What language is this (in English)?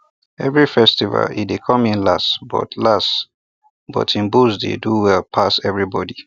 Nigerian Pidgin